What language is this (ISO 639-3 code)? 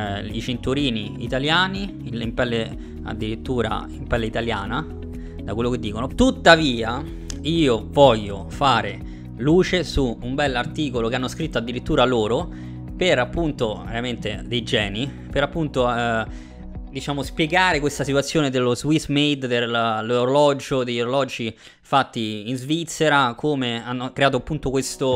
ita